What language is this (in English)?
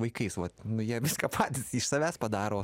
Lithuanian